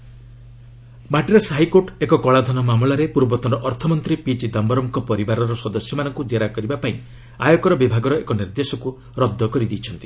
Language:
Odia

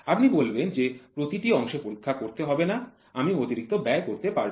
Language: Bangla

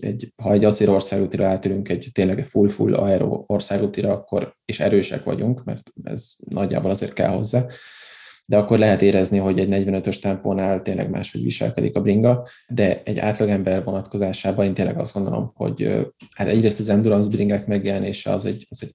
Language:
Hungarian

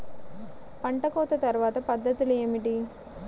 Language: Telugu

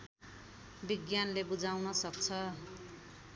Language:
Nepali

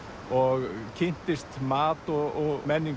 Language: Icelandic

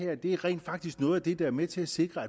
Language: Danish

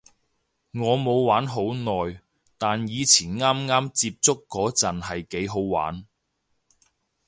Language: Cantonese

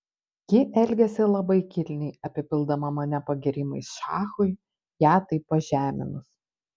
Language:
Lithuanian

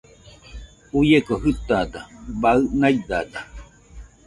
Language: Nüpode Huitoto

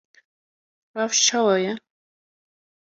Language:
Kurdish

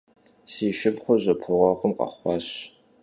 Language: Kabardian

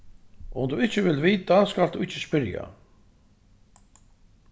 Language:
Faroese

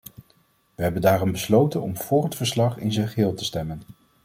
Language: Dutch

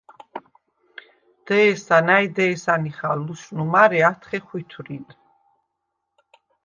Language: Svan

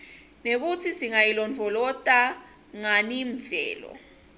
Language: Swati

